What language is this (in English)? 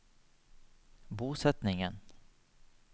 Norwegian